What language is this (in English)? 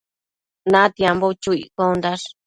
Matsés